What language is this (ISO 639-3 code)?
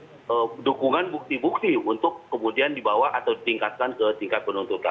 ind